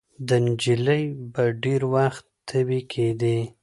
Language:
Pashto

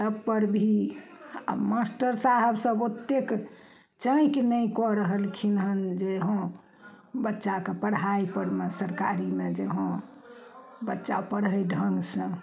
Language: Maithili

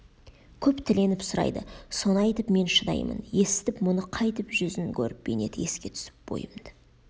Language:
Kazakh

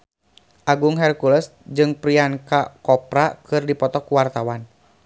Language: Sundanese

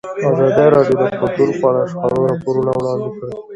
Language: Pashto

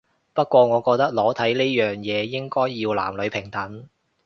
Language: Cantonese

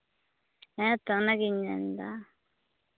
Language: Santali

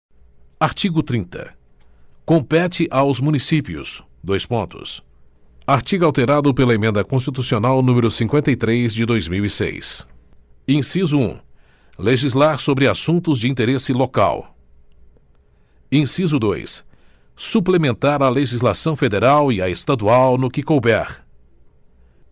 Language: Portuguese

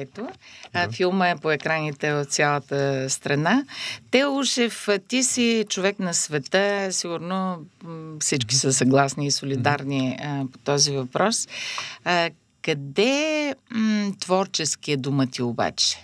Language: Bulgarian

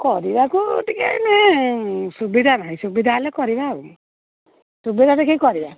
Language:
Odia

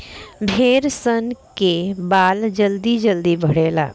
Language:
Bhojpuri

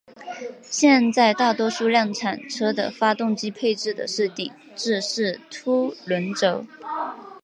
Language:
Chinese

